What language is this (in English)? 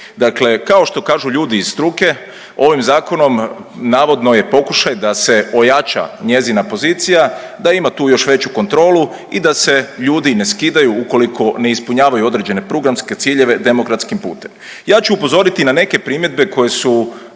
Croatian